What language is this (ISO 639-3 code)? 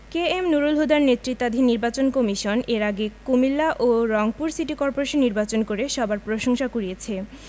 ben